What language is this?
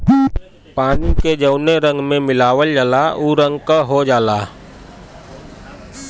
Bhojpuri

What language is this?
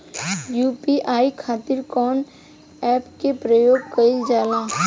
Bhojpuri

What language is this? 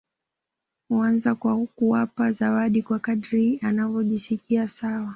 Swahili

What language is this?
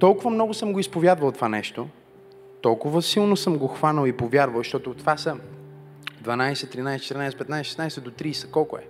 Bulgarian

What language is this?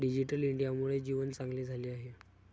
Marathi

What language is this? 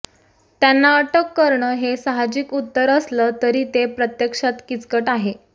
Marathi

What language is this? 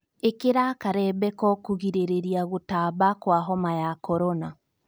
Kikuyu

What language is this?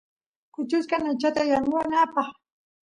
Santiago del Estero Quichua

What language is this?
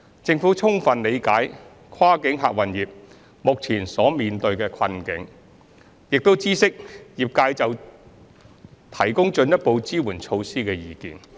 Cantonese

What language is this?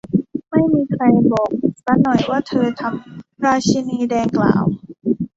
Thai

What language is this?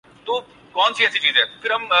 Urdu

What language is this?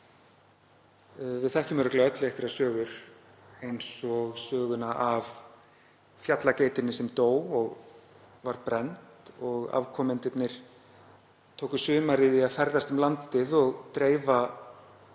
Icelandic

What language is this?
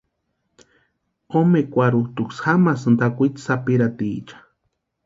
Western Highland Purepecha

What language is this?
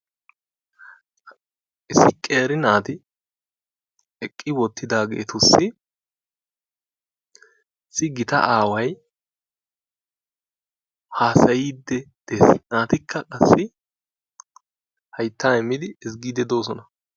Wolaytta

